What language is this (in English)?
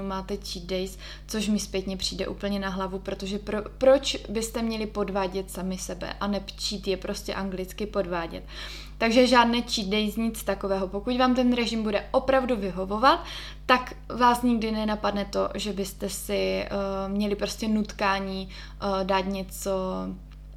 Czech